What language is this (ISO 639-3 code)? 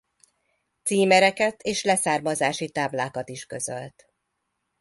hun